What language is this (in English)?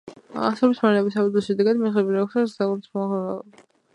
Georgian